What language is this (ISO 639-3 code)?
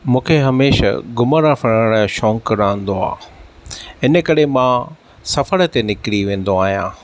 snd